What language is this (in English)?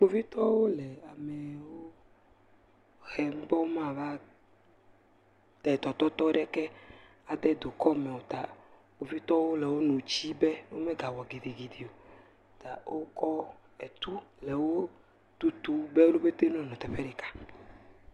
Ewe